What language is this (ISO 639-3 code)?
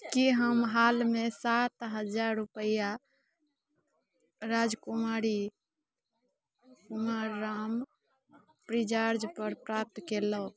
mai